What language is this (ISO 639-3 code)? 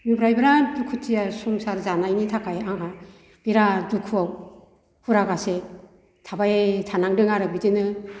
brx